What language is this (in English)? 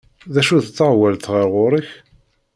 Kabyle